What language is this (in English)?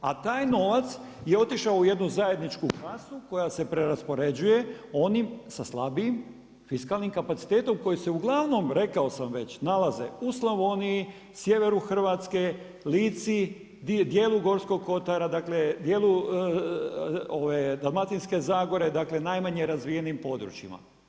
Croatian